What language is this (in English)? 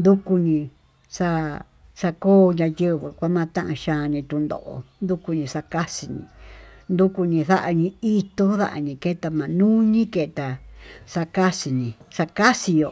Tututepec Mixtec